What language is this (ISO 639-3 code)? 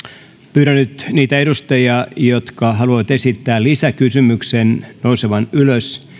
fin